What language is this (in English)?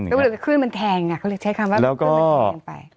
Thai